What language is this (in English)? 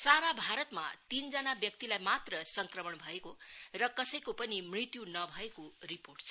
Nepali